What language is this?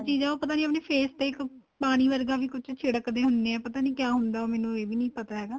Punjabi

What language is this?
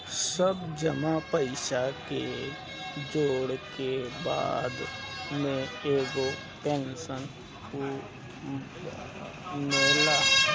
Bhojpuri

